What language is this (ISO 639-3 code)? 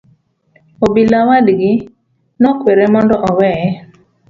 luo